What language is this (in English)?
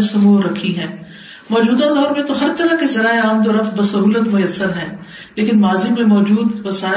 Urdu